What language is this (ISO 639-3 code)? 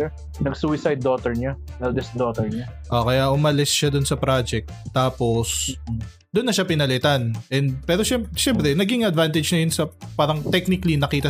fil